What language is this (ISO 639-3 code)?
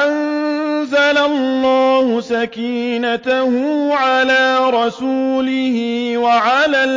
ara